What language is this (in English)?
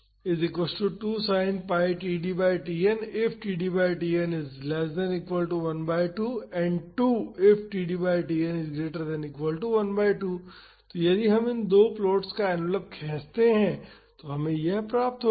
Hindi